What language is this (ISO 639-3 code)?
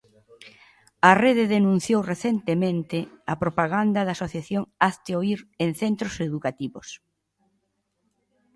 glg